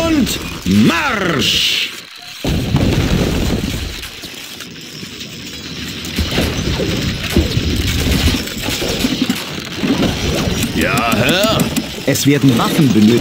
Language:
German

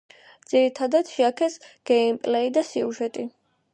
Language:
Georgian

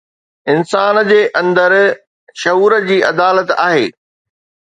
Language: Sindhi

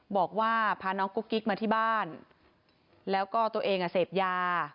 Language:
Thai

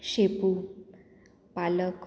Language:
Konkani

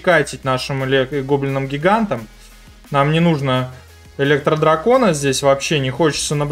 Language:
Russian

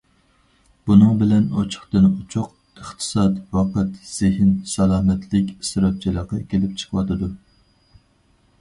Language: Uyghur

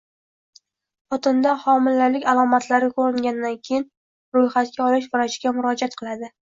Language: Uzbek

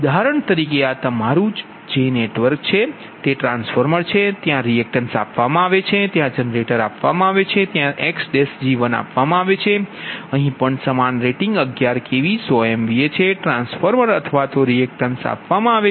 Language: Gujarati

